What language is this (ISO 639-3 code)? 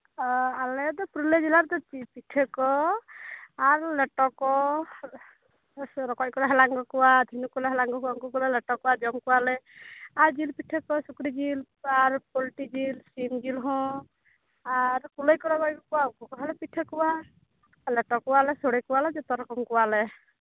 sat